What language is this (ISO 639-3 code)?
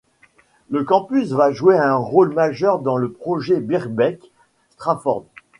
fra